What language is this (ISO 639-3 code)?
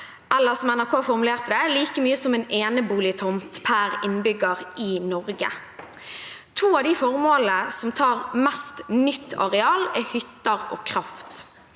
nor